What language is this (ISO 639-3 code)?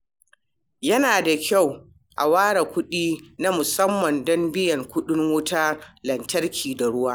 hau